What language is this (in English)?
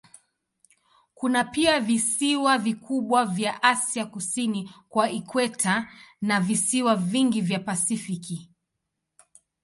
Swahili